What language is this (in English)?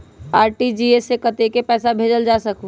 Magahi